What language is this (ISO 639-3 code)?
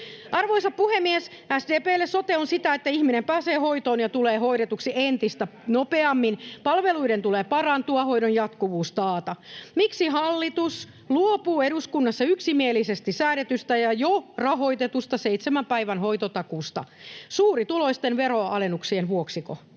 fin